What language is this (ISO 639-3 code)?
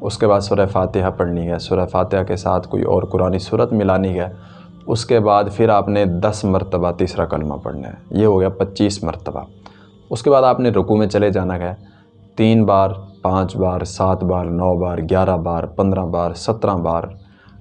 urd